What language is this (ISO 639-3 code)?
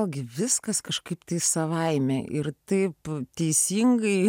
lit